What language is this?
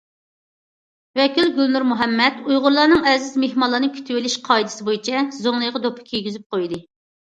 Uyghur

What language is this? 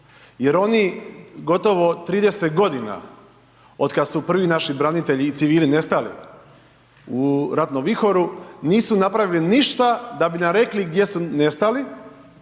Croatian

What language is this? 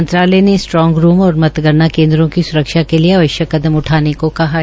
Hindi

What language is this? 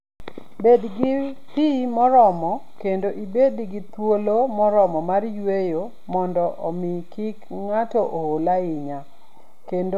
Luo (Kenya and Tanzania)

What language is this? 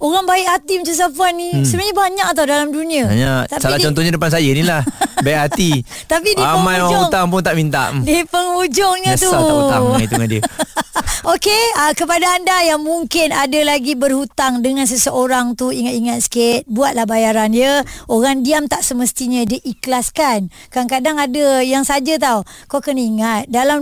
Malay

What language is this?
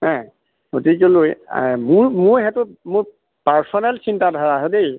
Assamese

